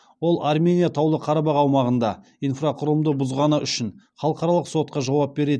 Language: Kazakh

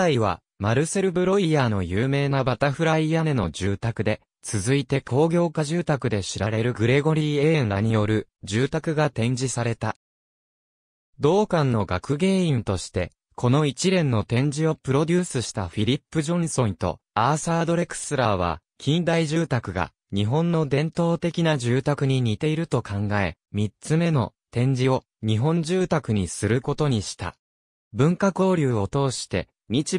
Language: Japanese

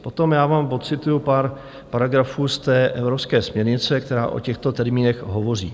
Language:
Czech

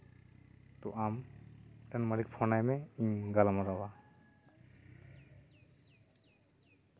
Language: Santali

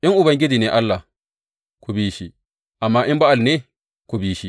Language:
Hausa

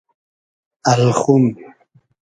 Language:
Hazaragi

